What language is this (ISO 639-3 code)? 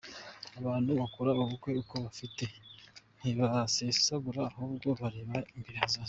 kin